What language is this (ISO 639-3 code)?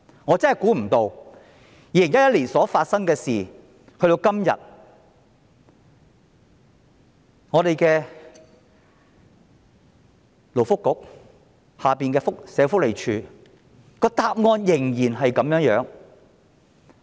yue